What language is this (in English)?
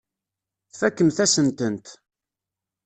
Kabyle